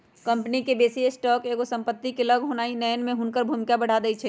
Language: Magahi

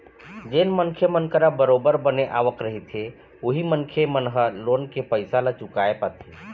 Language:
Chhattisgarhi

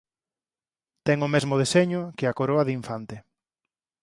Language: Galician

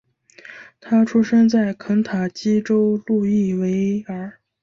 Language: Chinese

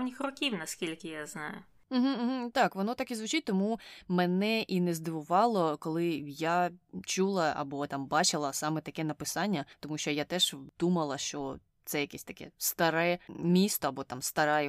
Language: Ukrainian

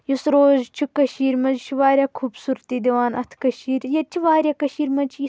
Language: Kashmiri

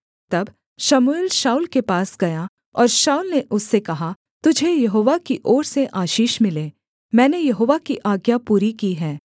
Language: Hindi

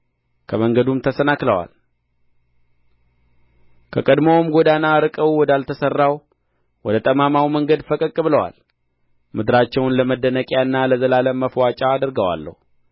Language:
Amharic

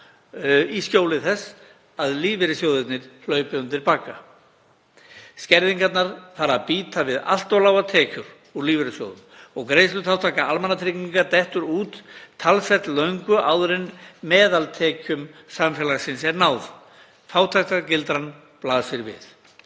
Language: Icelandic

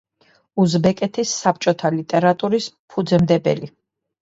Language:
Georgian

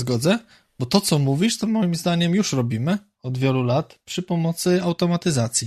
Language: Polish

